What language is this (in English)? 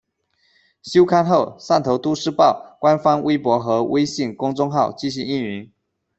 Chinese